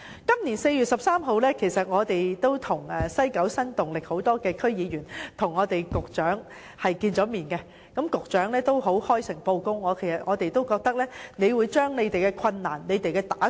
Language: Cantonese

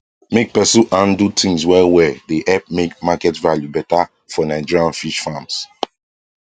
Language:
Nigerian Pidgin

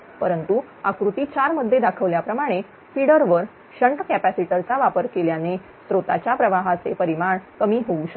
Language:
Marathi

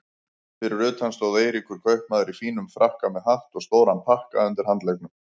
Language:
Icelandic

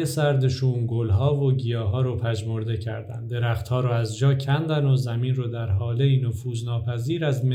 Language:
Persian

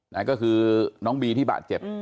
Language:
Thai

